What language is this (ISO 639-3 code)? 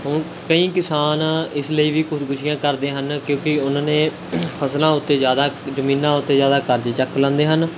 pan